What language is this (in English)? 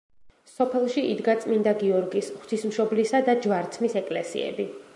Georgian